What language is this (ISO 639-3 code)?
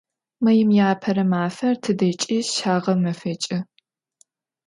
ady